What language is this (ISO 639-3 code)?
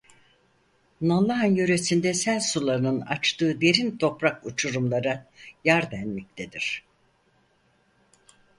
tur